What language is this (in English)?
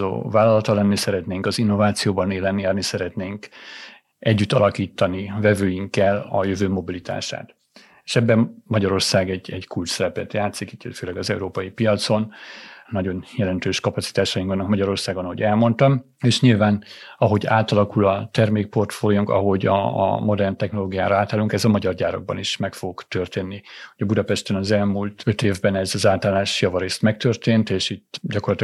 Hungarian